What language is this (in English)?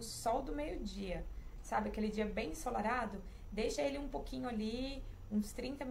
Portuguese